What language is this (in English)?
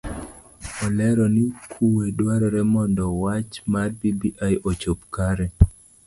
Luo (Kenya and Tanzania)